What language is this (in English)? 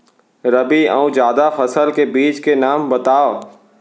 Chhattisgarhi